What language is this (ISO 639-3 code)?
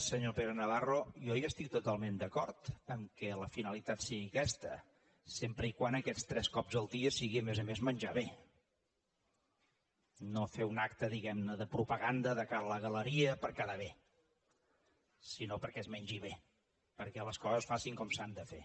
cat